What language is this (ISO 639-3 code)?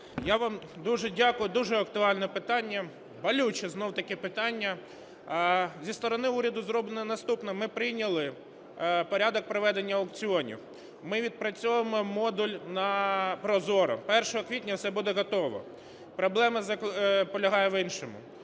ukr